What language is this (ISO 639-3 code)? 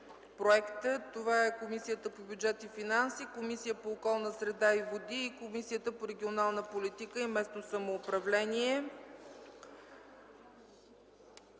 bul